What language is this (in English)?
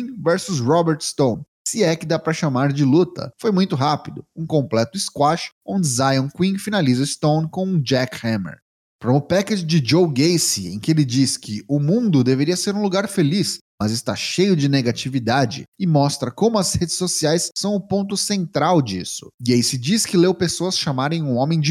Portuguese